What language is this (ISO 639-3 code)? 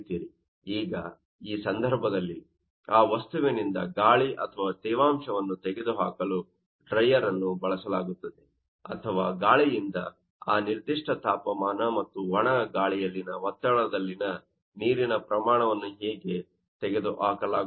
kan